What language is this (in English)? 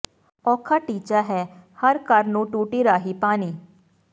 Punjabi